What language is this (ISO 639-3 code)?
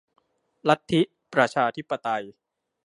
tha